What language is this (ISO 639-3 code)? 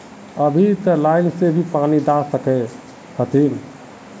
mag